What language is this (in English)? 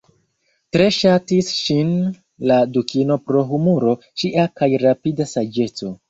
Esperanto